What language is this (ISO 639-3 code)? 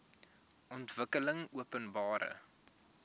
afr